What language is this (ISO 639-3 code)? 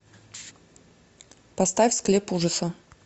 rus